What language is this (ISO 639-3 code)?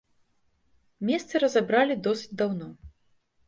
bel